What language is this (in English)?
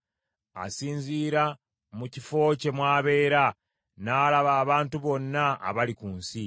Ganda